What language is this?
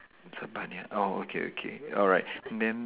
English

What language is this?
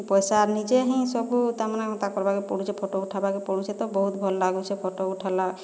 Odia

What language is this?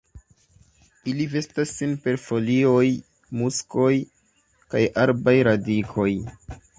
Esperanto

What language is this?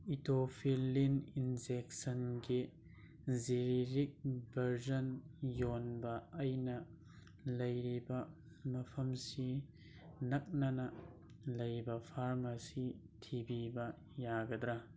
Manipuri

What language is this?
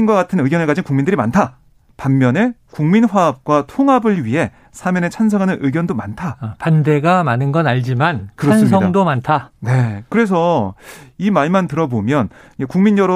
Korean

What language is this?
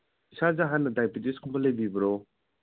Manipuri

